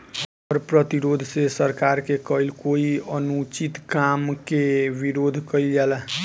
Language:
Bhojpuri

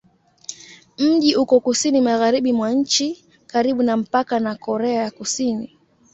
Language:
Swahili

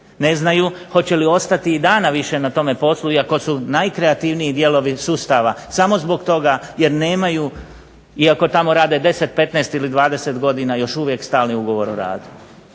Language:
Croatian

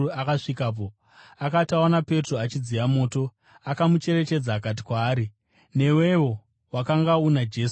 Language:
Shona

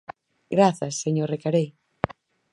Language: Galician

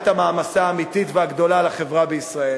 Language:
Hebrew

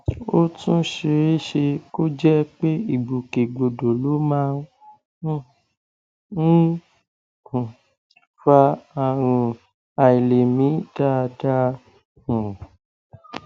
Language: Yoruba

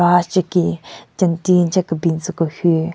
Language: Southern Rengma Naga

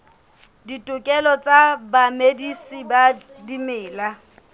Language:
Southern Sotho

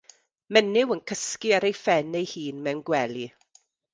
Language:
Welsh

